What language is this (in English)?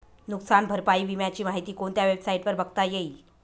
Marathi